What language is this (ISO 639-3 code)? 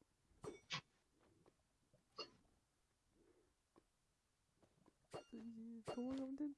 kor